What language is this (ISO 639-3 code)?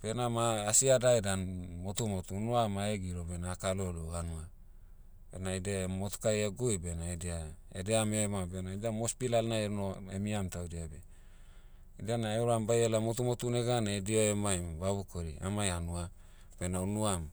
meu